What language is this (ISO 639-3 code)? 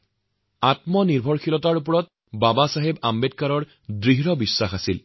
asm